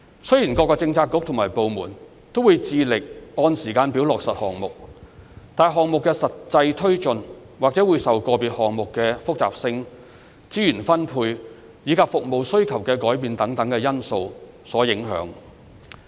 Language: Cantonese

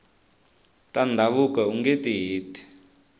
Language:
Tsonga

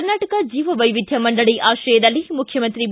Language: Kannada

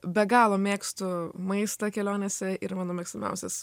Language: Lithuanian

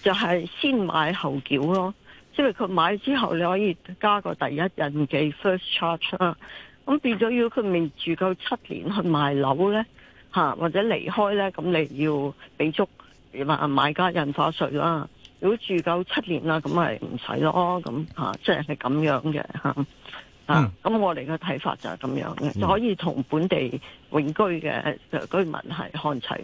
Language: Chinese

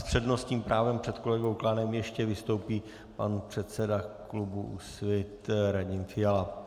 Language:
Czech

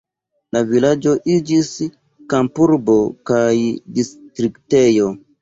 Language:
Esperanto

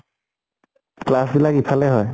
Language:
Assamese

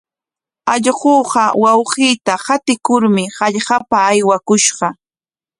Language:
Corongo Ancash Quechua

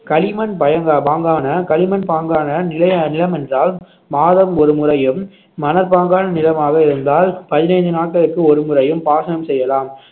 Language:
Tamil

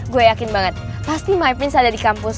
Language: Indonesian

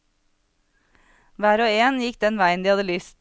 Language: Norwegian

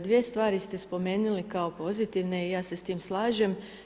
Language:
Croatian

